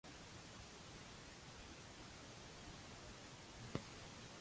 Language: Maltese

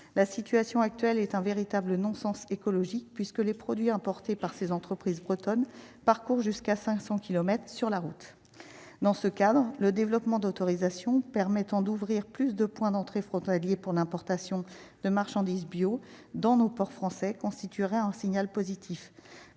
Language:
French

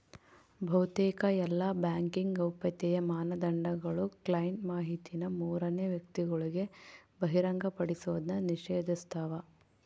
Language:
Kannada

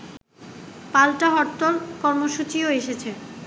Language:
Bangla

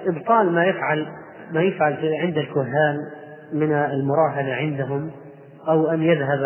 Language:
Arabic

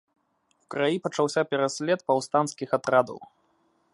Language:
Belarusian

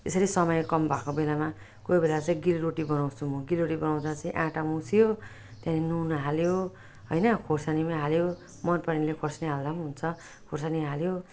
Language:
Nepali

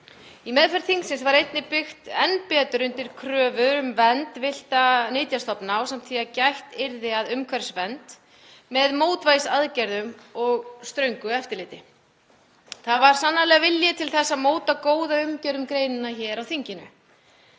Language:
Icelandic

